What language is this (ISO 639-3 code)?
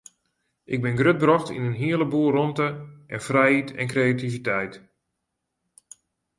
fry